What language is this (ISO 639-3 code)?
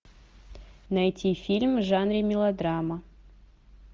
rus